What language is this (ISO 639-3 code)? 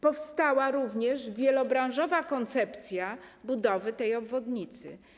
pol